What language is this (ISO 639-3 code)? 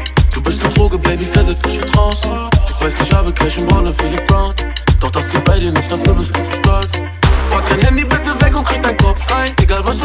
deu